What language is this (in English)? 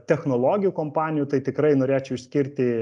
Lithuanian